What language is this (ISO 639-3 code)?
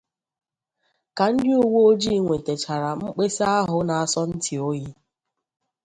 ibo